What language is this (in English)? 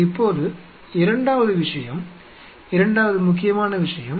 Tamil